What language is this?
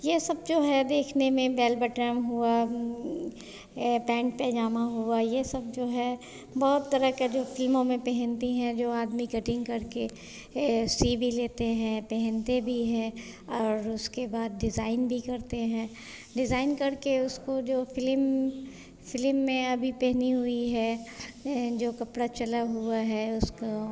Hindi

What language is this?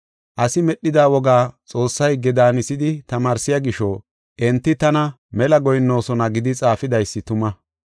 Gofa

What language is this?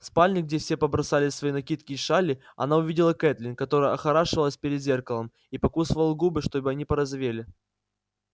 Russian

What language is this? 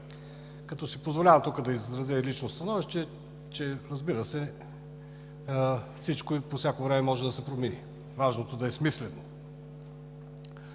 Bulgarian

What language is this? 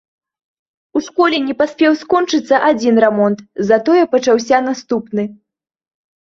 Belarusian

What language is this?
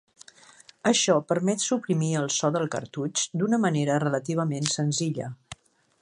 Catalan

